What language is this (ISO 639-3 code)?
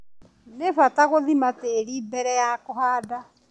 kik